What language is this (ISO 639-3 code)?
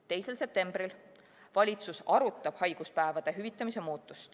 est